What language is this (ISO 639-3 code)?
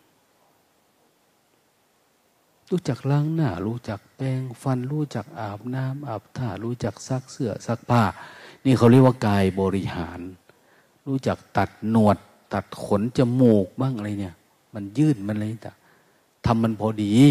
tha